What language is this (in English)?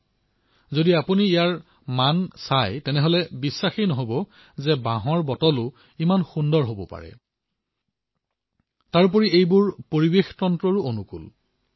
Assamese